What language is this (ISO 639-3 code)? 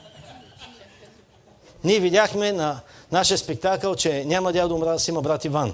bul